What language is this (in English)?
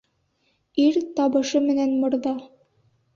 Bashkir